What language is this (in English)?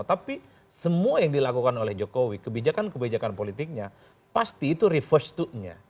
Indonesian